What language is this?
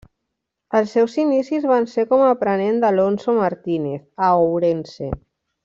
Catalan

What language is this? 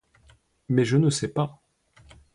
French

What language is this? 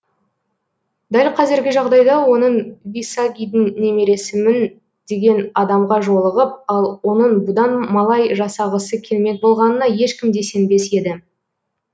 Kazakh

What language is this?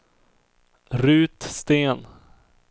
Swedish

